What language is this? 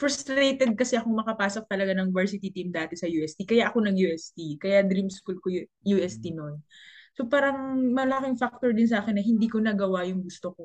Filipino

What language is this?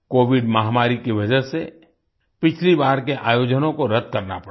Hindi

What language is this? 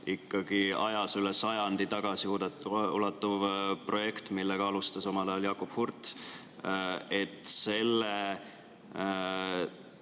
Estonian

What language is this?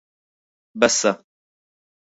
Central Kurdish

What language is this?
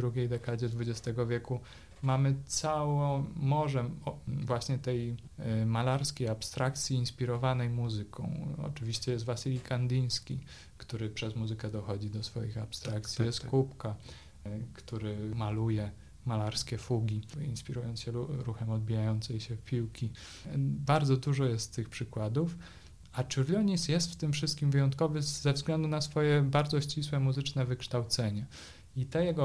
Polish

